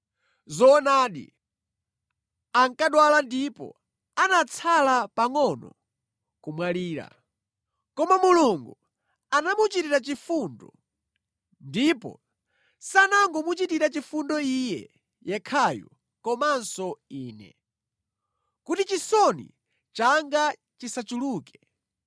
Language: Nyanja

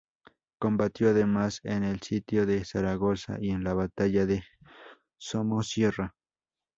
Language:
Spanish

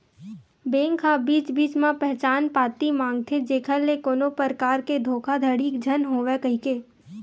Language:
Chhattisgarhi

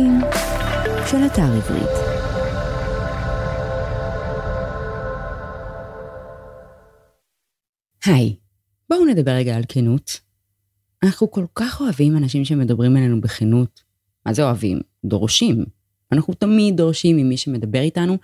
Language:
Hebrew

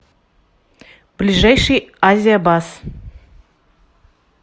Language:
Russian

